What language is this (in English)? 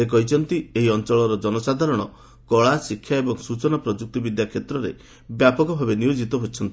Odia